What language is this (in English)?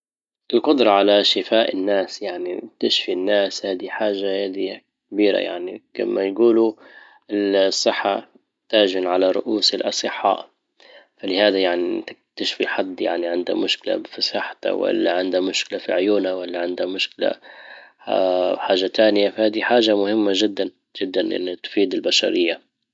Libyan Arabic